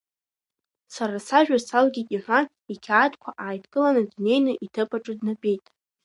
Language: Abkhazian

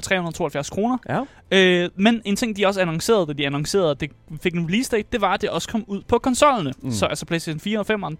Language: Danish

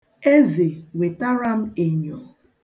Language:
Igbo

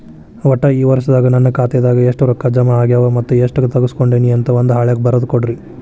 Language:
Kannada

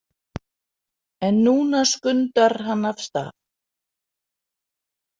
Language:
Icelandic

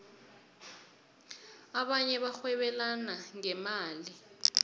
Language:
South Ndebele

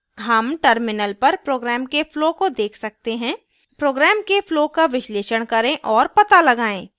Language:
Hindi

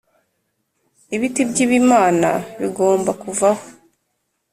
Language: Kinyarwanda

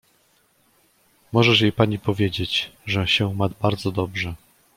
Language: Polish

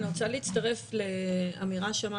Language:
Hebrew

